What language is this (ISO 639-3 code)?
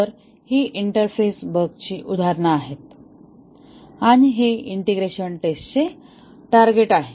mar